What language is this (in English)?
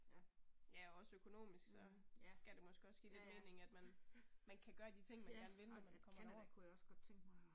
Danish